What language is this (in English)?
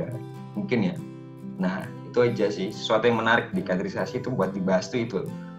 Indonesian